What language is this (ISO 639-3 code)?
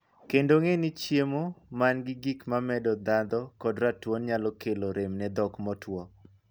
luo